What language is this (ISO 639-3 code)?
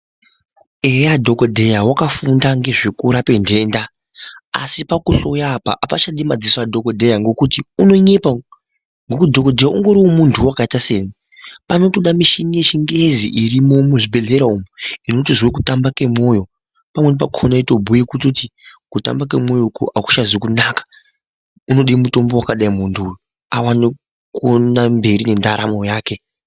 ndc